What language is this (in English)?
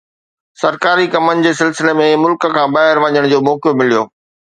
Sindhi